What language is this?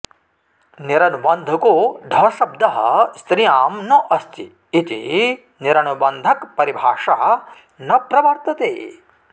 Sanskrit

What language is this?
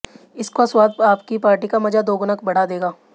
Hindi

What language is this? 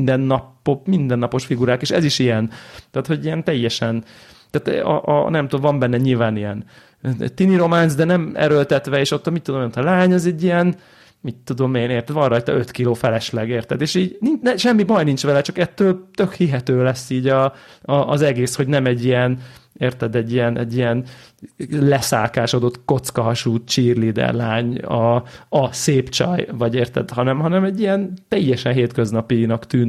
Hungarian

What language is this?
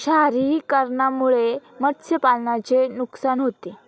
Marathi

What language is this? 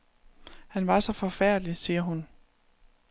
Danish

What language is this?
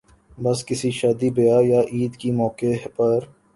Urdu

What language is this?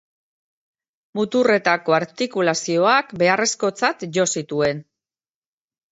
Basque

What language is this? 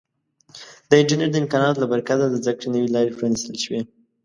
Pashto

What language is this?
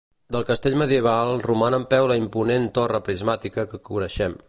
Catalan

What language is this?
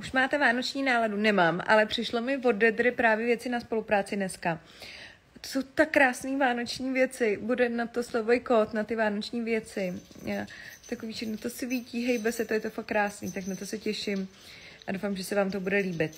Czech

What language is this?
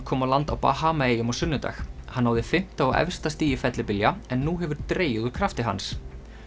Icelandic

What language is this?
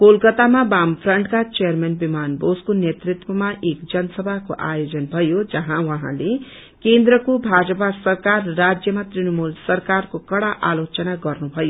Nepali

